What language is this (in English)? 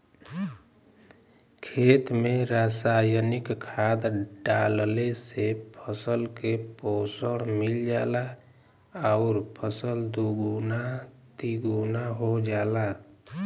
Bhojpuri